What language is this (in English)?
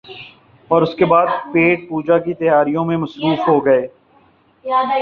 Urdu